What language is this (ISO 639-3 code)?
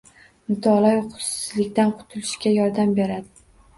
uzb